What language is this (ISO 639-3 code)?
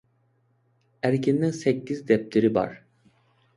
uig